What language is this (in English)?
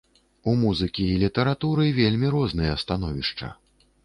Belarusian